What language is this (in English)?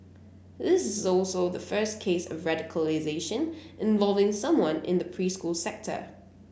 English